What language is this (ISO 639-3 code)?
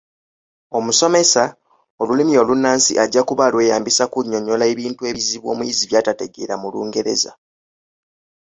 lug